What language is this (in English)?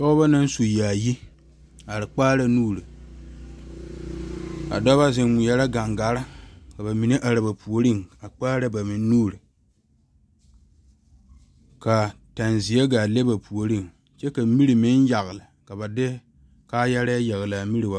Southern Dagaare